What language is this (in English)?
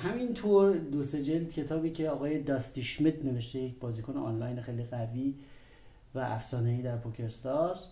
Persian